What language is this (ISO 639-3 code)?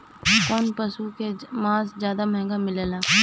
bho